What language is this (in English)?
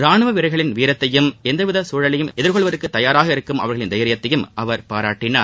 Tamil